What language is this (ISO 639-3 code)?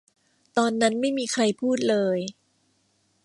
tha